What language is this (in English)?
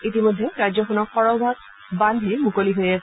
Assamese